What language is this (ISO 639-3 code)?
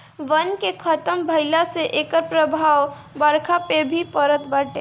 bho